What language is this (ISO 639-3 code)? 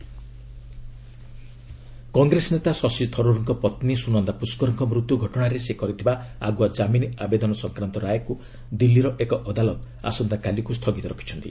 ori